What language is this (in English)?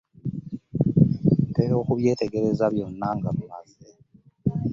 Ganda